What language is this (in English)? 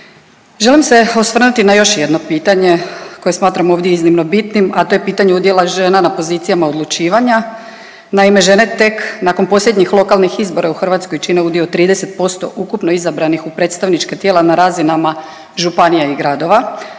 Croatian